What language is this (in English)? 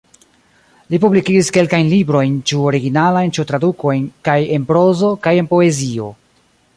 Esperanto